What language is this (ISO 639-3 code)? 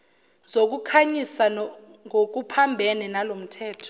zul